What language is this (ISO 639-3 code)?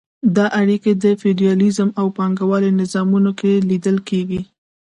pus